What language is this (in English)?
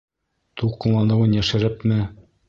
Bashkir